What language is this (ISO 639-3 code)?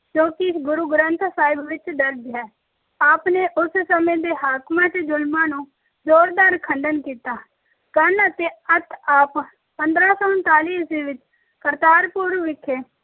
pan